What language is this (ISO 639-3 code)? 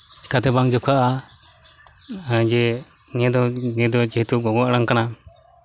sat